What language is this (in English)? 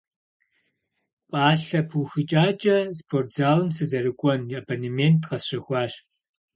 Kabardian